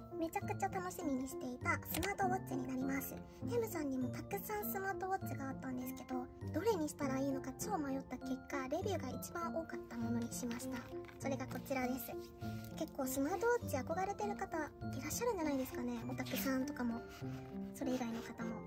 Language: Japanese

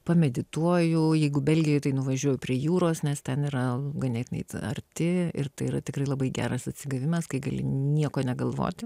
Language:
Lithuanian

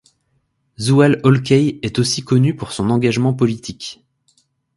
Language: French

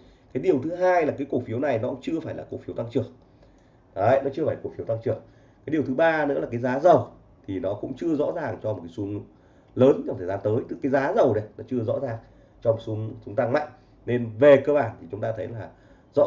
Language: Vietnamese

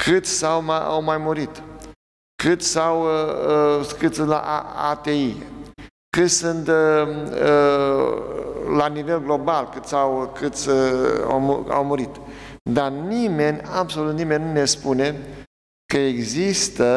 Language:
Romanian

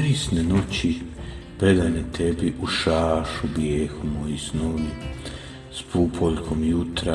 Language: Croatian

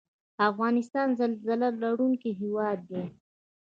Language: Pashto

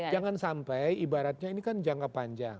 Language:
Indonesian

